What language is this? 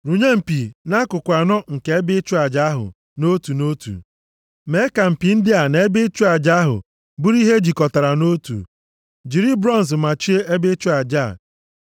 Igbo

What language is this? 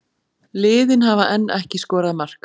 Icelandic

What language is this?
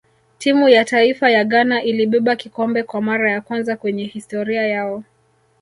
Swahili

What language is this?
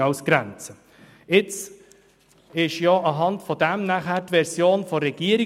Swiss German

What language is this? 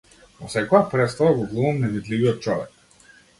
Macedonian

